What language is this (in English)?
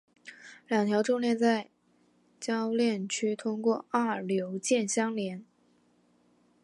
Chinese